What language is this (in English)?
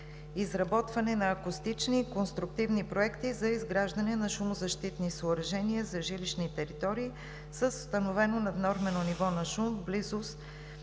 Bulgarian